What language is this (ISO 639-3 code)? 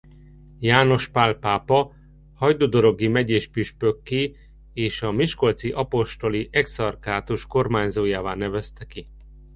hun